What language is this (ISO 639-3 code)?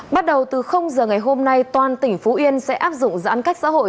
vie